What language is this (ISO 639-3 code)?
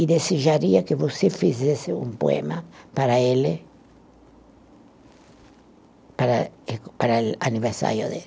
por